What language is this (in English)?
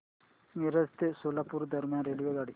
Marathi